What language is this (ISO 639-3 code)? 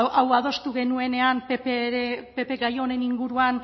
eus